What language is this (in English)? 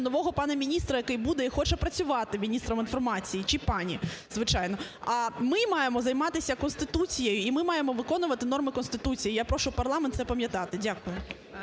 Ukrainian